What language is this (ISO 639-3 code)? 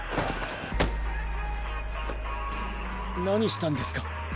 jpn